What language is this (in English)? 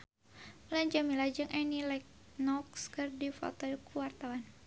Sundanese